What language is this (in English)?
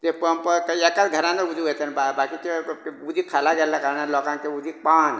Konkani